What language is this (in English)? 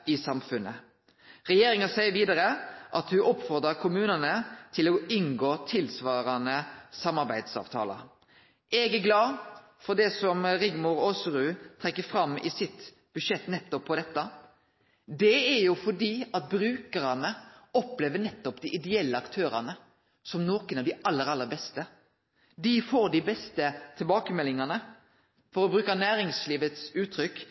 Norwegian Nynorsk